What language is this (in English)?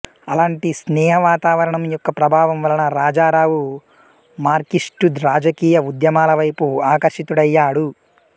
Telugu